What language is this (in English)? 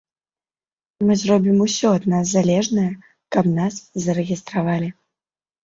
Belarusian